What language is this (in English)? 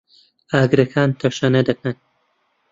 Central Kurdish